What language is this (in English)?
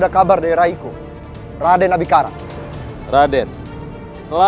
Indonesian